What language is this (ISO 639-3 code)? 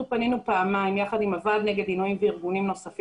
heb